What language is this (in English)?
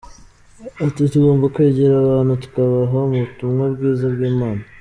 Kinyarwanda